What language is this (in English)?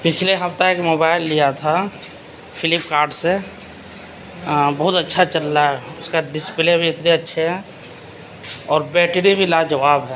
Urdu